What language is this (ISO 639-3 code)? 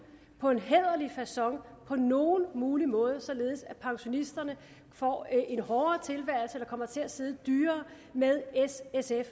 dan